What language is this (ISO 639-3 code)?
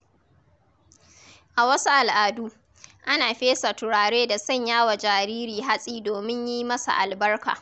hau